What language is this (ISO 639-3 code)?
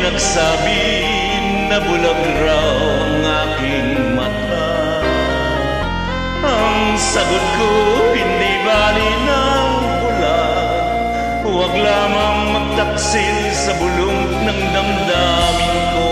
ara